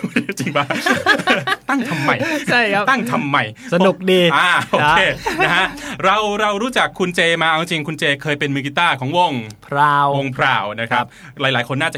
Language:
Thai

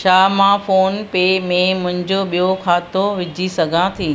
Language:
Sindhi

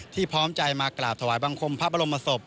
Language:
Thai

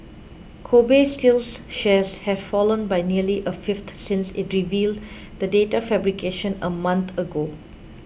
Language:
English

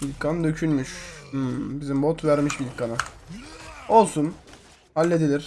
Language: Turkish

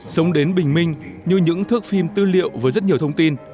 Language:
Vietnamese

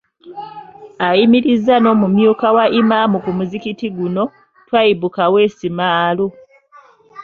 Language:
Ganda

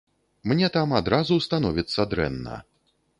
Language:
Belarusian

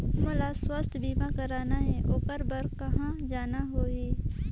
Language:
Chhattisgarhi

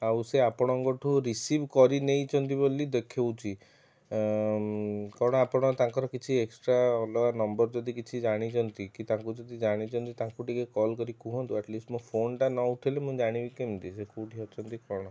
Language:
Odia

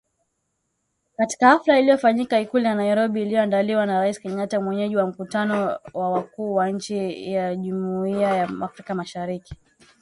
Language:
Swahili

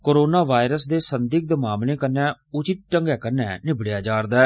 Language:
Dogri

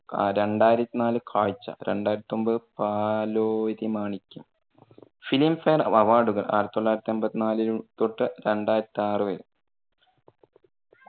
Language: Malayalam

